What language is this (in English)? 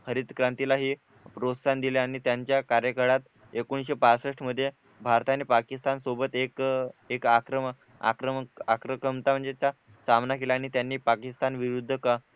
Marathi